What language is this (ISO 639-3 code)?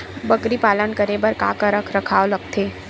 hne